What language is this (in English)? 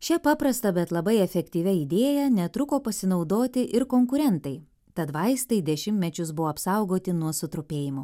Lithuanian